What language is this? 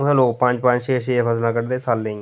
Dogri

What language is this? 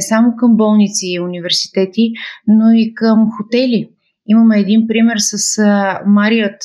Bulgarian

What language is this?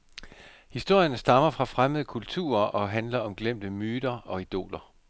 Danish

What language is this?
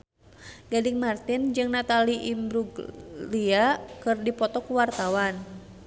Sundanese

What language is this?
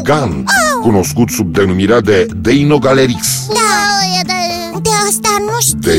Romanian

